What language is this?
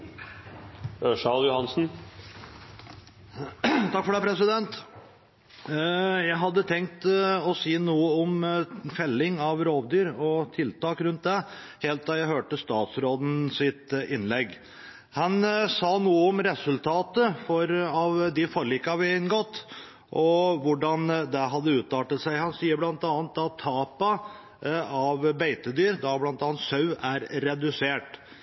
Norwegian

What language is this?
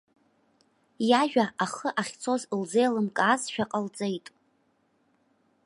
Abkhazian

